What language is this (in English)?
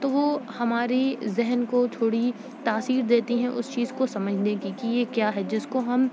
Urdu